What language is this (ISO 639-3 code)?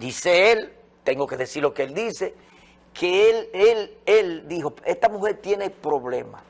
spa